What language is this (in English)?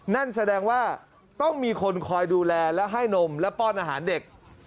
Thai